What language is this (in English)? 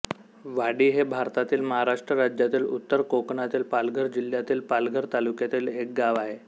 Marathi